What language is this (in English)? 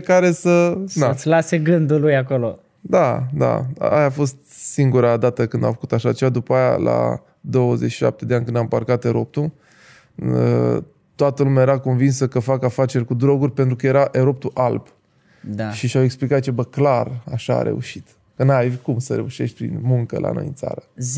Romanian